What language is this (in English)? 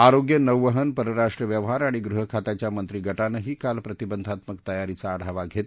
Marathi